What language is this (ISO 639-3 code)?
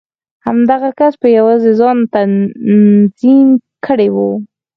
pus